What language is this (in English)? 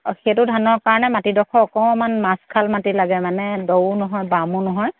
Assamese